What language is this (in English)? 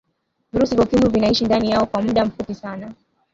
Swahili